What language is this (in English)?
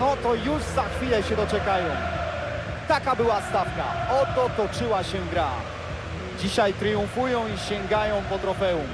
Polish